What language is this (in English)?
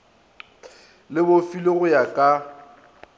Northern Sotho